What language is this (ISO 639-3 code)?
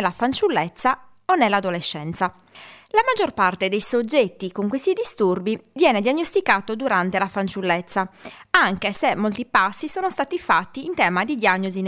ita